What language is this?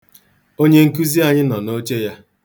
Igbo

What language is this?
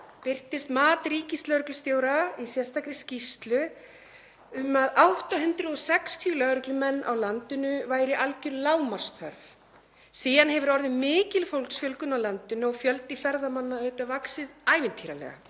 Icelandic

